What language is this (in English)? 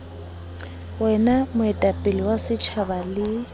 Southern Sotho